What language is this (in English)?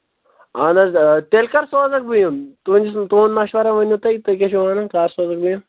Kashmiri